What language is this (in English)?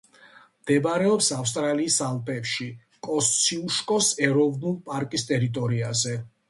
Georgian